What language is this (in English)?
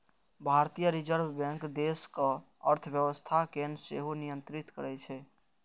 Maithili